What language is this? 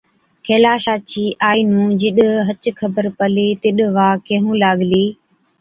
Od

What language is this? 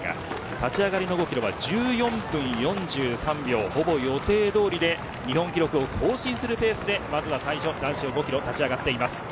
Japanese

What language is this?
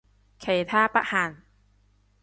Cantonese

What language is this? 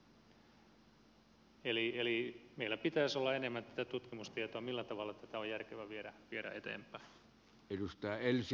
Finnish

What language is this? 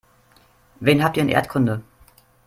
German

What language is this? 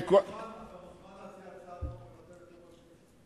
Hebrew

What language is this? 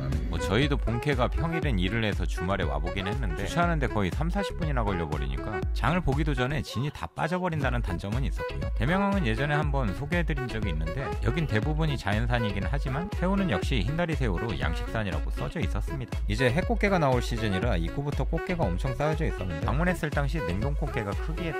Korean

